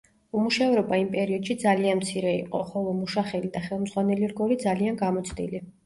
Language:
Georgian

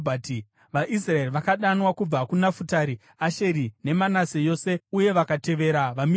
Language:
Shona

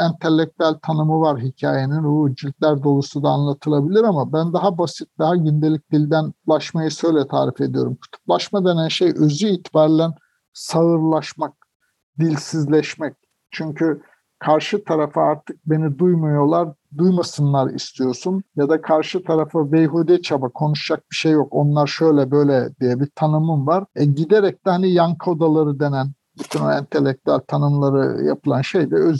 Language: Turkish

